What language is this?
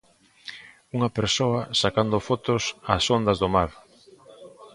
Galician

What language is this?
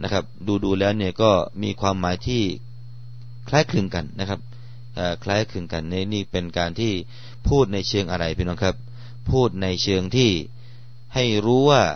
Thai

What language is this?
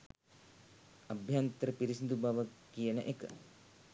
Sinhala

